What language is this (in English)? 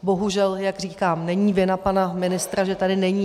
Czech